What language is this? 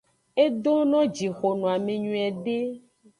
Aja (Benin)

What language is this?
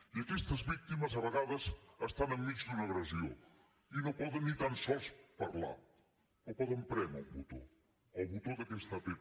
Catalan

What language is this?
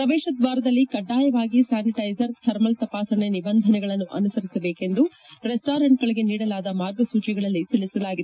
Kannada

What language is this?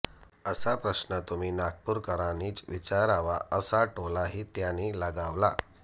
Marathi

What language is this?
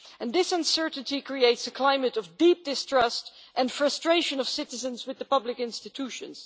English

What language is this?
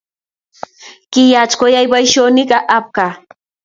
Kalenjin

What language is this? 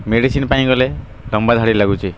Odia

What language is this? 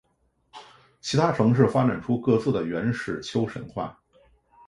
Chinese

